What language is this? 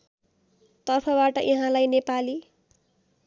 Nepali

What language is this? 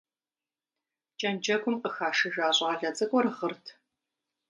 Kabardian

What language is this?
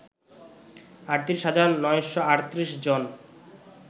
Bangla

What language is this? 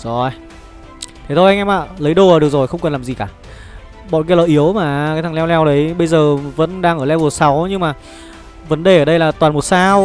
Vietnamese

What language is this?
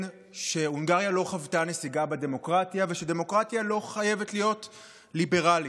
Hebrew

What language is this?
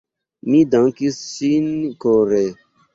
Esperanto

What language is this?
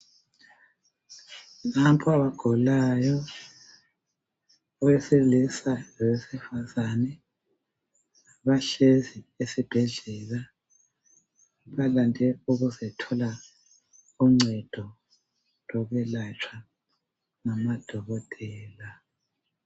North Ndebele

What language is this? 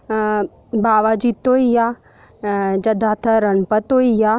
Dogri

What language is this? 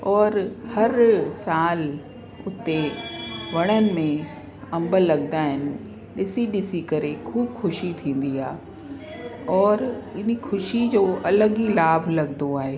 Sindhi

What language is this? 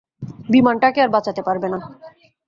Bangla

